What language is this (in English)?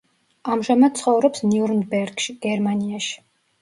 Georgian